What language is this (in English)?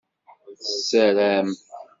Kabyle